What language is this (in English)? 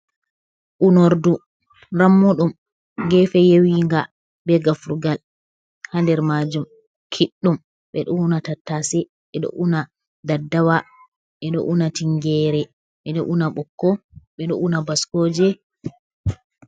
Fula